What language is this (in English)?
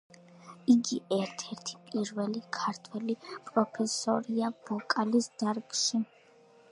Georgian